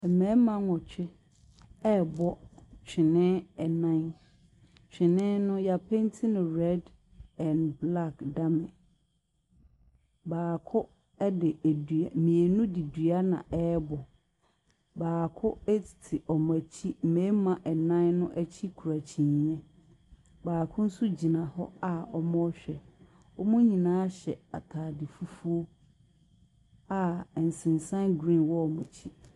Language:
Akan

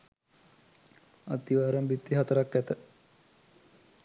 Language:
Sinhala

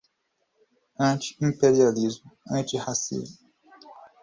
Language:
Portuguese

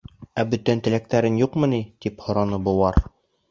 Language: Bashkir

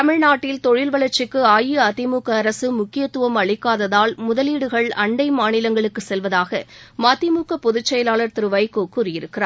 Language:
Tamil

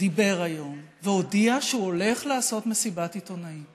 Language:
Hebrew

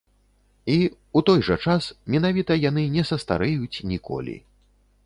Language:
Belarusian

